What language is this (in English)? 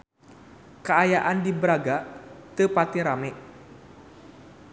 Sundanese